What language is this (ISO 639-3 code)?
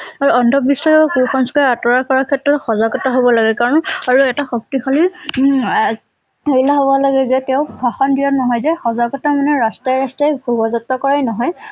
asm